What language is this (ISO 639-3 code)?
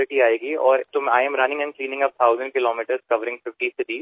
mar